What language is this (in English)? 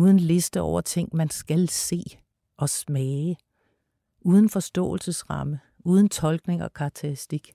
Danish